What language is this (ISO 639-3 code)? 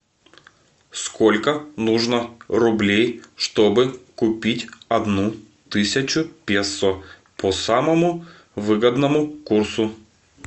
rus